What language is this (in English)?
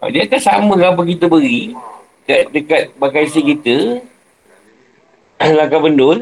Malay